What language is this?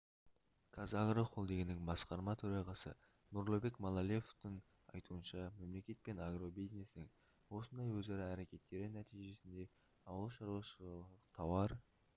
Kazakh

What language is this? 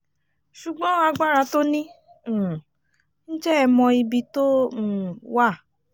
Yoruba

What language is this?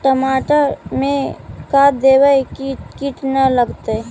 Magahi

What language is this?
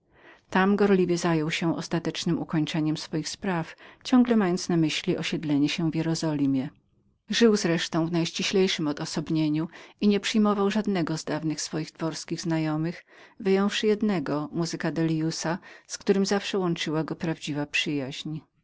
Polish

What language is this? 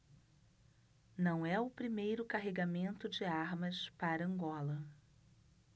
Portuguese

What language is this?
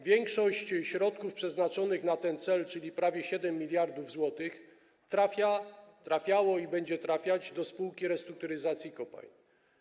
Polish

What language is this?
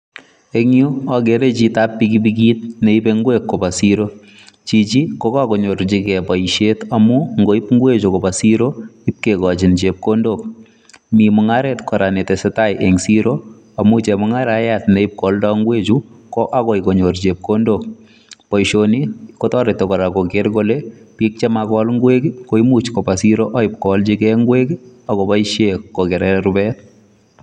Kalenjin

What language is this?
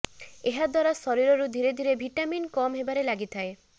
Odia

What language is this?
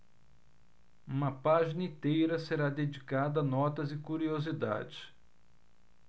Portuguese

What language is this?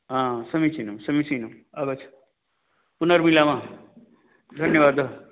Sanskrit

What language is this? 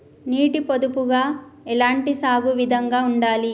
Telugu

